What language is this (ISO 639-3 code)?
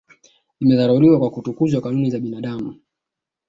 swa